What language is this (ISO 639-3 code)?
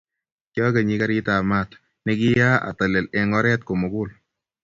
kln